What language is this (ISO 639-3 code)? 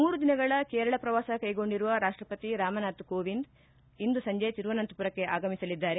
kan